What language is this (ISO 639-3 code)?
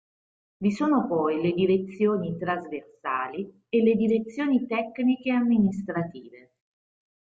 ita